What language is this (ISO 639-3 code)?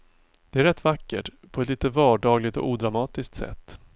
swe